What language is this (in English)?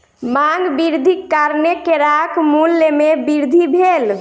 Maithili